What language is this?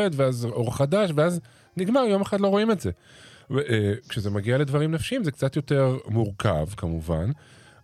Hebrew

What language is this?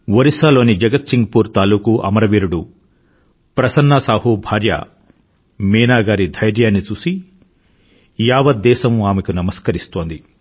Telugu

